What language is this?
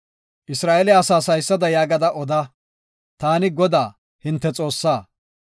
Gofa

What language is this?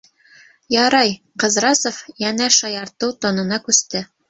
Bashkir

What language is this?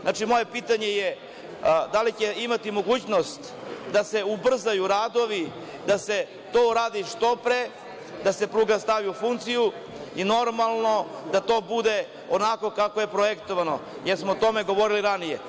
Serbian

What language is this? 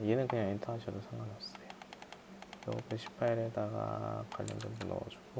Korean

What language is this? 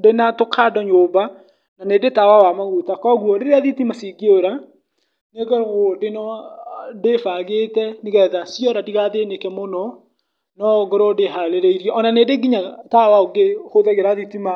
Kikuyu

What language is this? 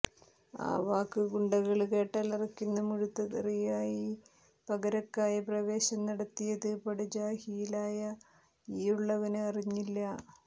Malayalam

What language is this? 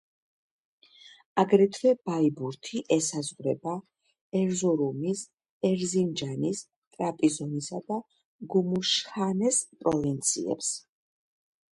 Georgian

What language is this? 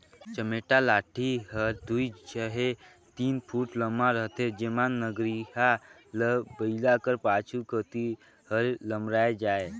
Chhattisgarhi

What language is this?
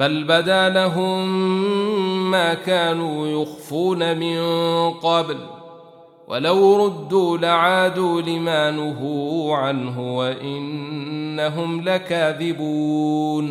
Arabic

